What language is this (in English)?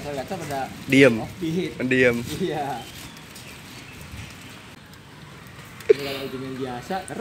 Indonesian